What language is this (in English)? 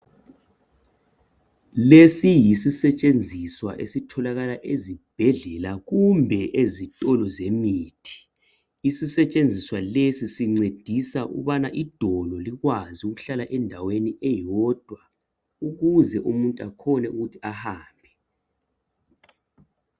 North Ndebele